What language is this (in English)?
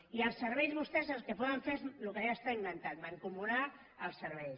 Catalan